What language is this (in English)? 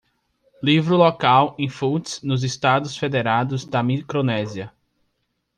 Portuguese